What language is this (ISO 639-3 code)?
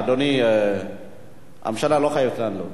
heb